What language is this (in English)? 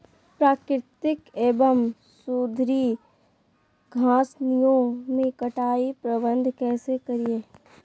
Magahi